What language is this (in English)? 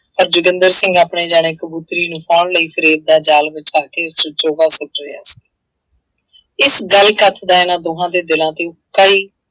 Punjabi